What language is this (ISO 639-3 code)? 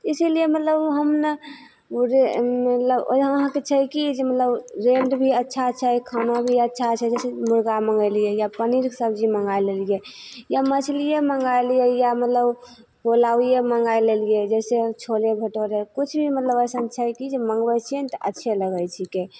mai